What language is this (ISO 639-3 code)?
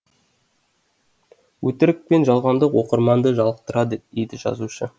kaz